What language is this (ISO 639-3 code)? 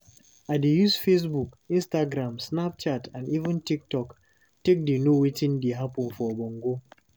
pcm